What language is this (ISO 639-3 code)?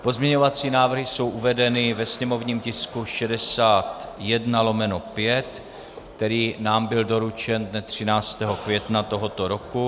ces